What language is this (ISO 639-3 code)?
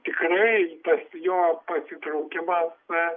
lit